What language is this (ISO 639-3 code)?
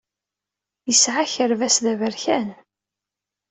kab